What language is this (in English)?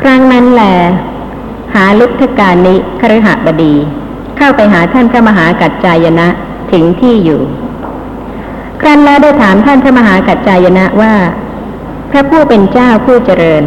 Thai